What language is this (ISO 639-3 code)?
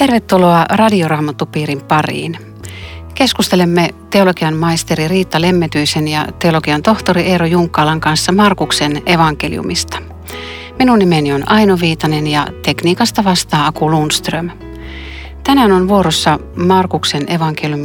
fin